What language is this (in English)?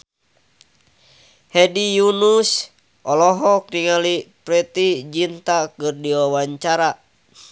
Sundanese